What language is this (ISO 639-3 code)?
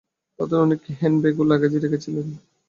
ben